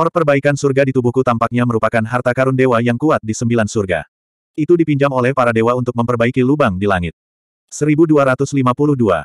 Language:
Indonesian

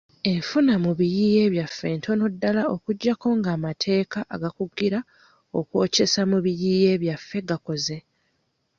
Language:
Ganda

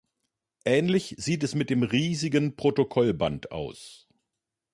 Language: German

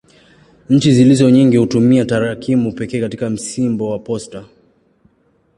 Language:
Swahili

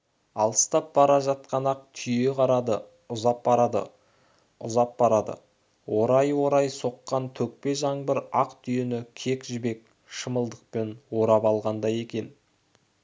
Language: Kazakh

